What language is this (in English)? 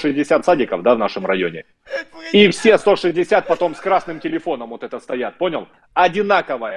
Russian